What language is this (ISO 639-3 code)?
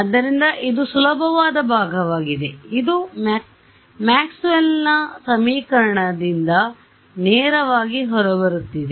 kan